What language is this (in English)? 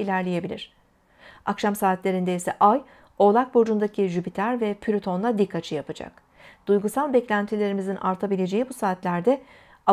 Turkish